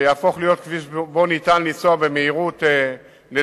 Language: Hebrew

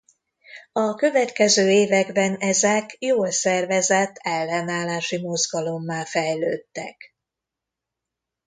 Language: Hungarian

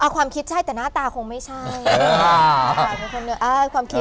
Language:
Thai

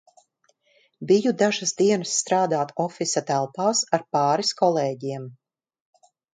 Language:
Latvian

